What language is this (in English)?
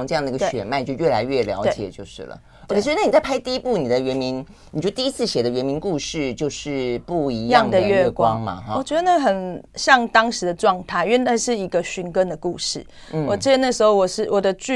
Chinese